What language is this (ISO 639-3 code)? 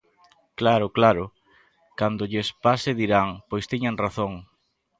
glg